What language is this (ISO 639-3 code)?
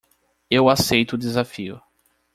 por